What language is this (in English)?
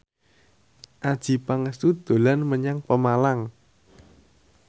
Javanese